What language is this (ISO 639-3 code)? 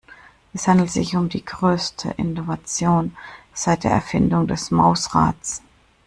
deu